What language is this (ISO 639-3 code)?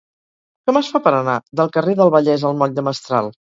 cat